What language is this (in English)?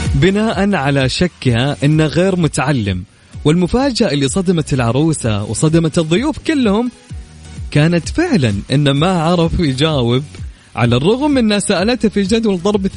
Arabic